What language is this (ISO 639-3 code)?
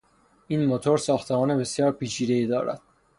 fas